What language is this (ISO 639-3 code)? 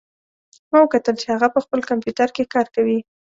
pus